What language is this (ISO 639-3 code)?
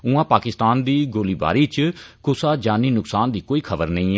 doi